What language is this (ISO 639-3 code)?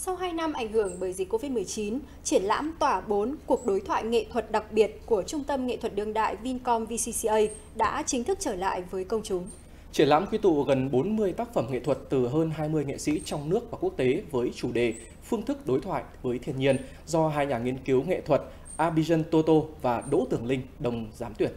vie